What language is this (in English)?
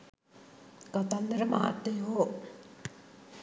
Sinhala